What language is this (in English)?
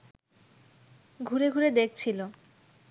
Bangla